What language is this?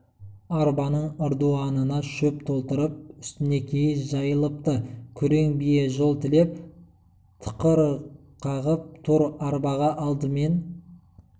Kazakh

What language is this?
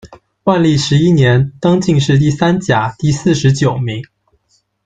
Chinese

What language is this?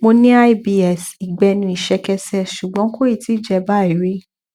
Yoruba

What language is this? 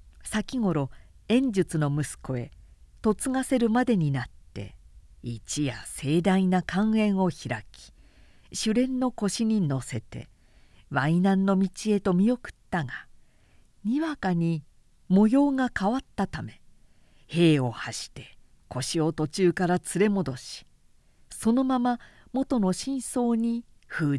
Japanese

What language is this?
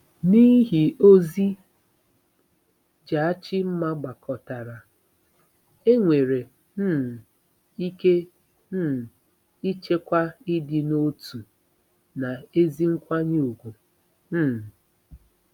Igbo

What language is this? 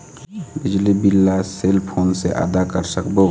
Chhattisgarhi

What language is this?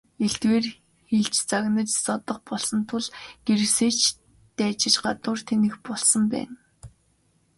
Mongolian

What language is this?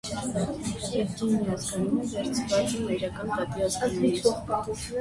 Armenian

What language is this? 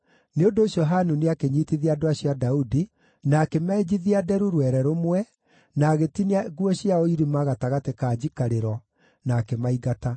Kikuyu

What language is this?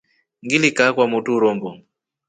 Rombo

